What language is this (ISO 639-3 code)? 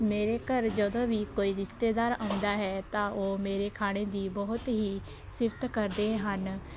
pan